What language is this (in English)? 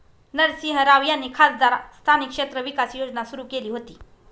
Marathi